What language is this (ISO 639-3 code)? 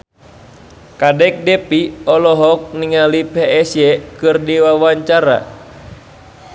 sun